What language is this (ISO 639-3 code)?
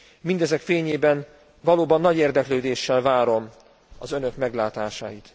hun